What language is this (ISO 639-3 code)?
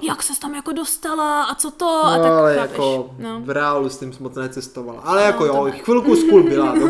ces